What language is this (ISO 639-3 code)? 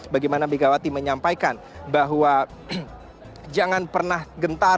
ind